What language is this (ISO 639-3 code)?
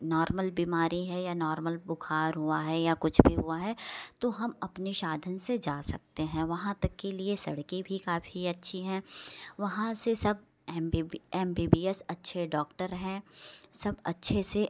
hin